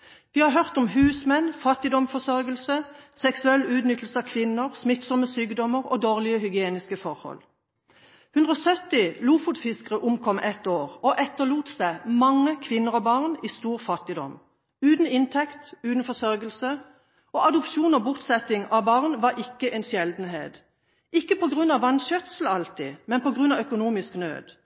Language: Norwegian Bokmål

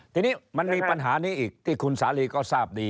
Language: Thai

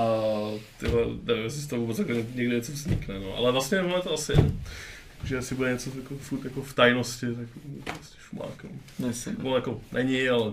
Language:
Czech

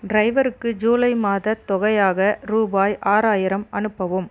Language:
Tamil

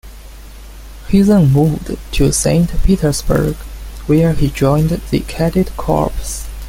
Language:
English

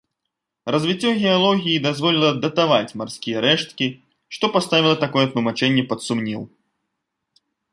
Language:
Belarusian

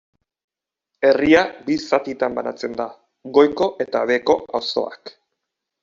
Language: Basque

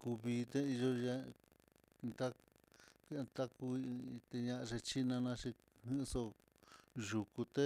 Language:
Mitlatongo Mixtec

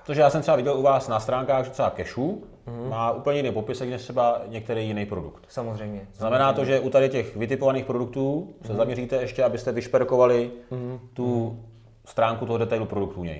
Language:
Czech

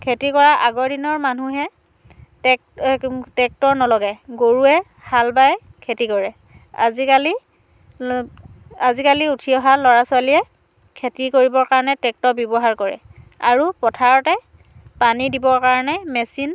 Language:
Assamese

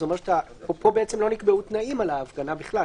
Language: Hebrew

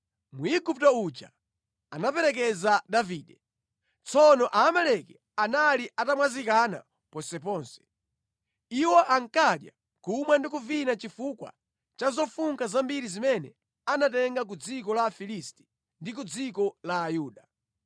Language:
Nyanja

